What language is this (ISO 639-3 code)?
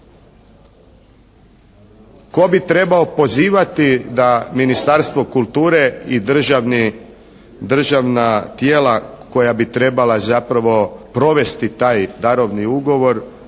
hrv